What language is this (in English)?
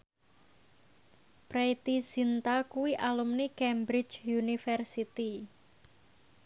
Javanese